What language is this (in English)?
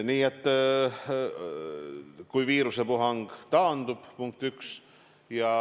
Estonian